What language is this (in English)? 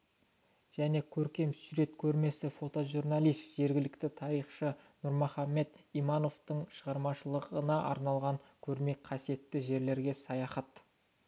Kazakh